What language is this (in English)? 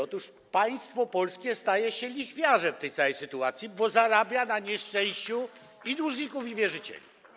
Polish